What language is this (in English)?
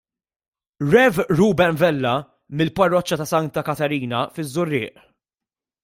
Maltese